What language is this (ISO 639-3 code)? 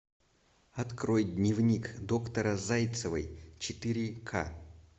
rus